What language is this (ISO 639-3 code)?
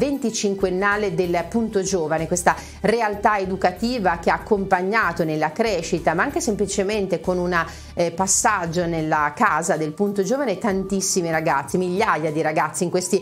ita